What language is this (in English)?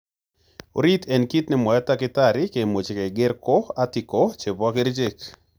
Kalenjin